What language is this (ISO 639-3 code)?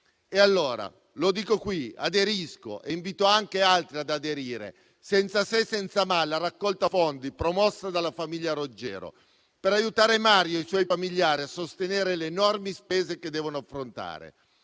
ita